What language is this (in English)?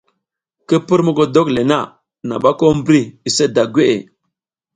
South Giziga